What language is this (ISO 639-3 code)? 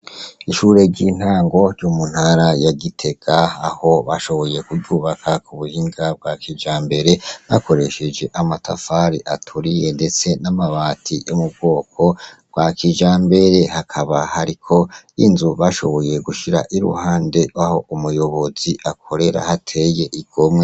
run